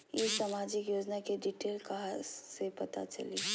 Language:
Magahi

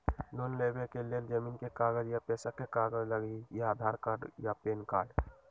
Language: Magahi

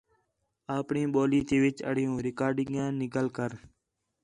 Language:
Khetrani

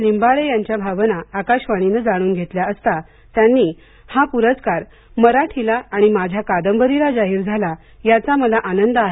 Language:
Marathi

